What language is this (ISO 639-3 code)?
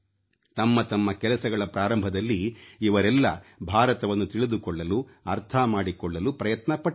kan